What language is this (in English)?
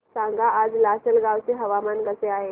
Marathi